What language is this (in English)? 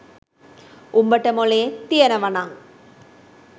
Sinhala